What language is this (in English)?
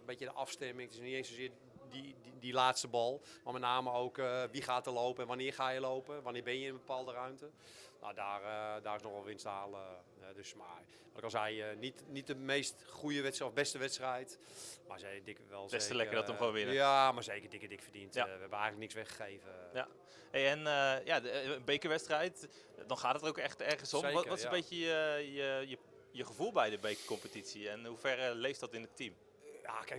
Dutch